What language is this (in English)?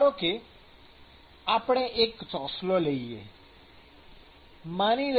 Gujarati